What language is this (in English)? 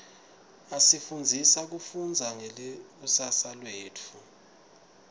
Swati